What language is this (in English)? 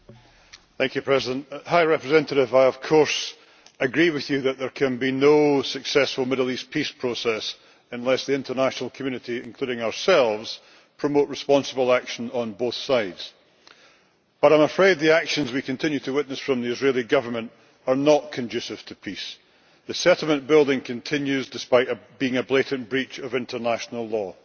English